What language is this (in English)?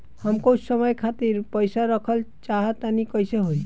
Bhojpuri